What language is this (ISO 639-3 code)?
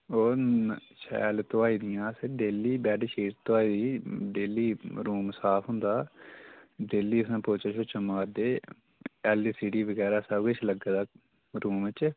doi